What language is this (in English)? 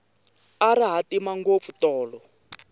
Tsonga